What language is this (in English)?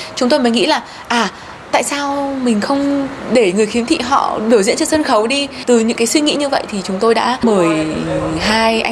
Vietnamese